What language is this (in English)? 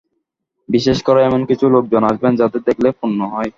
Bangla